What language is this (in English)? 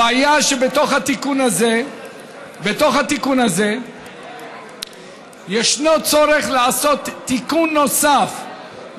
Hebrew